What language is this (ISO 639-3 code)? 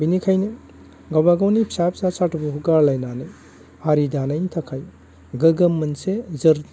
brx